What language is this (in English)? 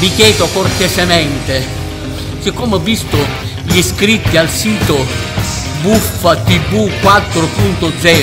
Italian